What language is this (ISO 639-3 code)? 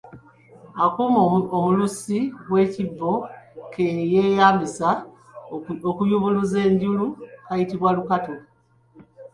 lug